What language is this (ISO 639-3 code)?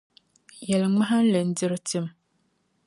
dag